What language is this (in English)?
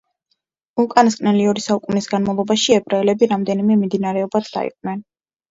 Georgian